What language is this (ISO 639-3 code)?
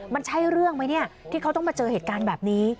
tha